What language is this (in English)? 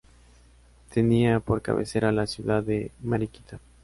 Spanish